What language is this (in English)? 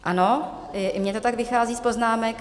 Czech